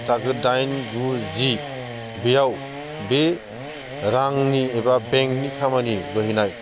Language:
Bodo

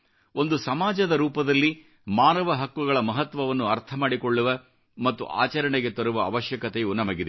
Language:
Kannada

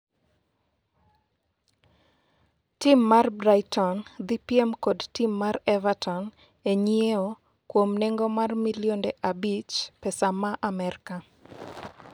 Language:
Luo (Kenya and Tanzania)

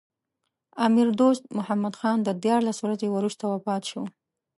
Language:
Pashto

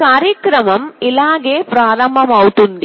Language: Telugu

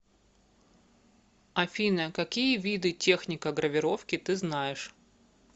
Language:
Russian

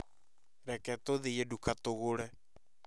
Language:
Kikuyu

